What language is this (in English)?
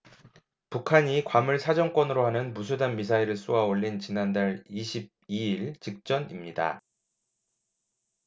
Korean